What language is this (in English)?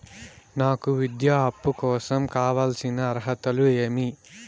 Telugu